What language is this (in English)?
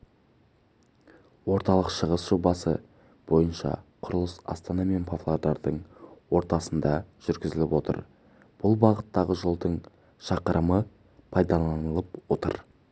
Kazakh